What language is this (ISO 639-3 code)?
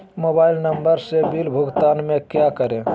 mag